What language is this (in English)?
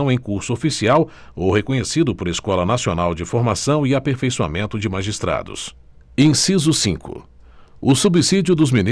Portuguese